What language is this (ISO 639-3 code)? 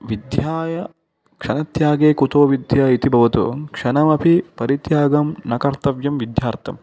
san